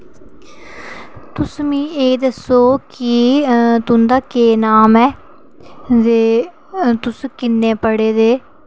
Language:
Dogri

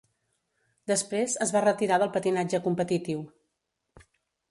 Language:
Catalan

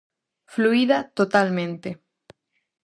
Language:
Galician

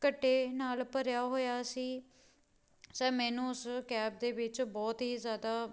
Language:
Punjabi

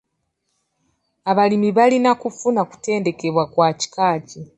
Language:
Ganda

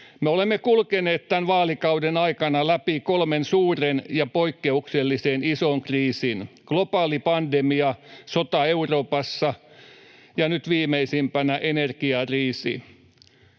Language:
Finnish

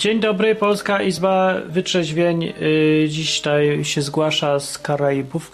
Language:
Polish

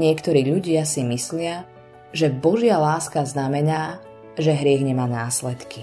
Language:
Slovak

